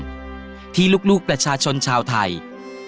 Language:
Thai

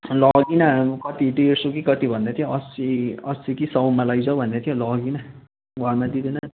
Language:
Nepali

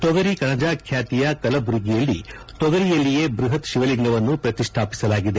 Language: Kannada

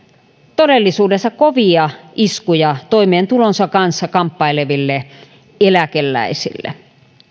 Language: Finnish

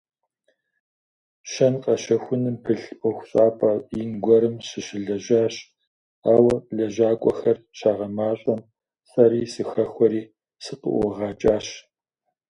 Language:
Kabardian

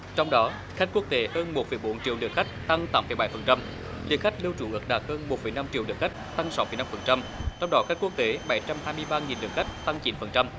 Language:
Vietnamese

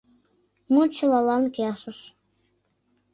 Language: Mari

